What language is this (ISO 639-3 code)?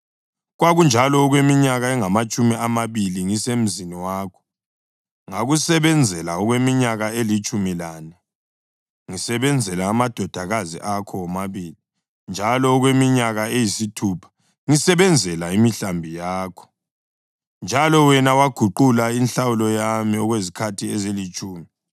nde